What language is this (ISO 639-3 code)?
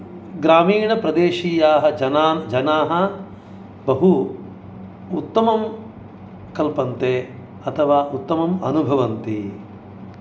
san